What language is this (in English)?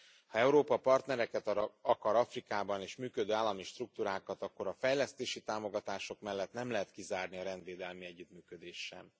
Hungarian